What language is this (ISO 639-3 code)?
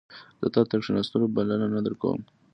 pus